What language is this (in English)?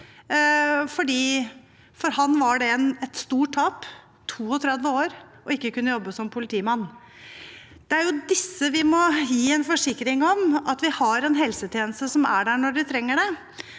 Norwegian